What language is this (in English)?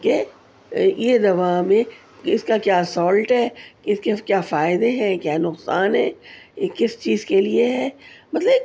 Urdu